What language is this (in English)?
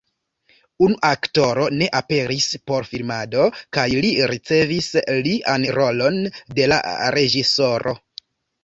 Esperanto